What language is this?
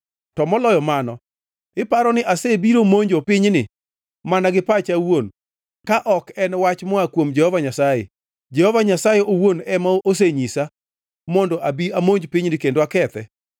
Luo (Kenya and Tanzania)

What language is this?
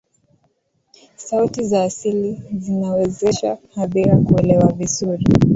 Swahili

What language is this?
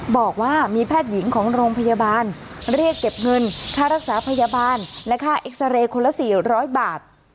Thai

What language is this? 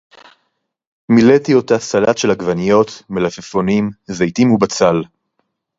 Hebrew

